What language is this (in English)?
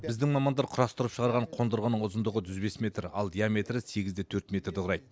Kazakh